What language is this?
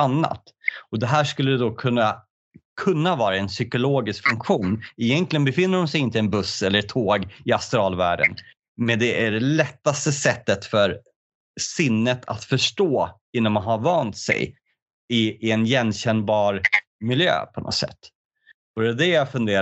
Swedish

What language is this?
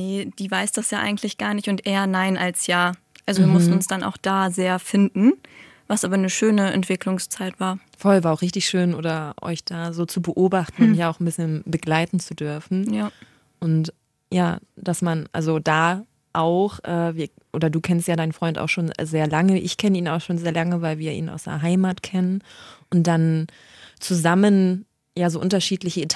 German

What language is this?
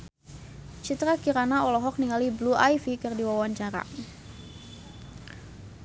Sundanese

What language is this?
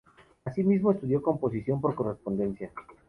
Spanish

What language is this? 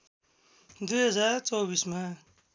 Nepali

